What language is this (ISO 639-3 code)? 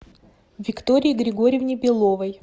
rus